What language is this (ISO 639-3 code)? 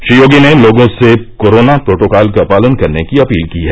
hin